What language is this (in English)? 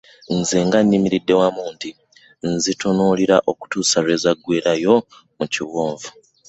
Ganda